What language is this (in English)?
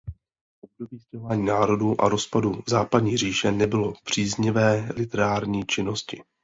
Czech